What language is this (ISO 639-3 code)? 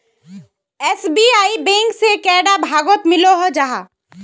mag